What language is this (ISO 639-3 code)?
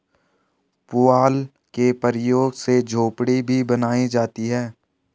hin